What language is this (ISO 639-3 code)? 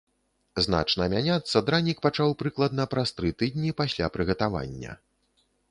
bel